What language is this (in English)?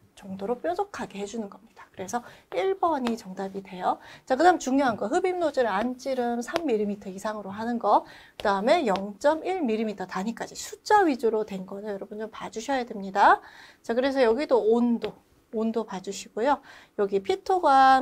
Korean